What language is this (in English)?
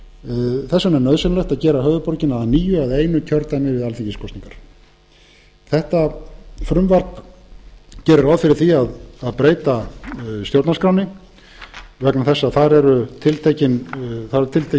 Icelandic